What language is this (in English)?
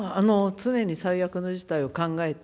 Japanese